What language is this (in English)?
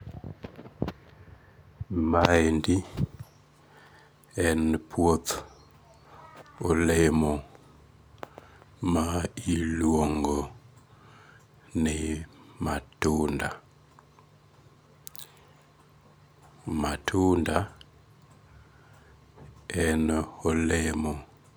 Luo (Kenya and Tanzania)